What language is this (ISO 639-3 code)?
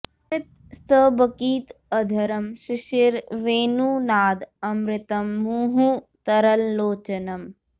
san